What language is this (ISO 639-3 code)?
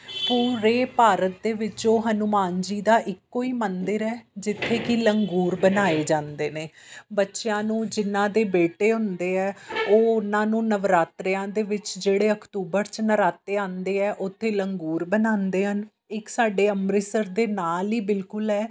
pan